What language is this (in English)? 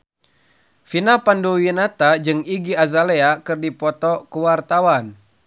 Sundanese